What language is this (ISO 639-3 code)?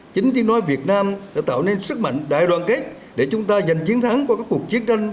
vie